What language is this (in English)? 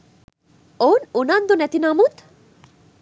Sinhala